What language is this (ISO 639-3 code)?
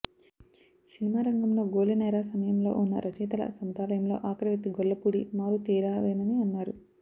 tel